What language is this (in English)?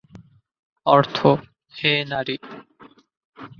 Bangla